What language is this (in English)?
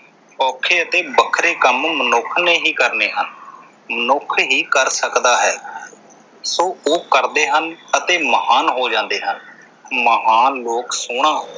Punjabi